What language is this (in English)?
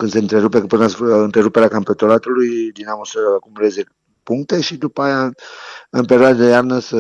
Romanian